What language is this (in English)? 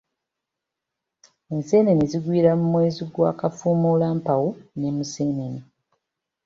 Ganda